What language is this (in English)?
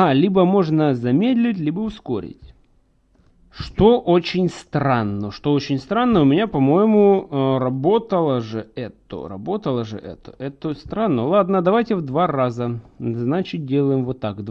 Russian